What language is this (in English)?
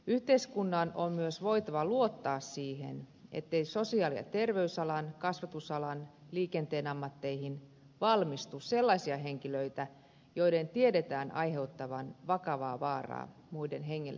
Finnish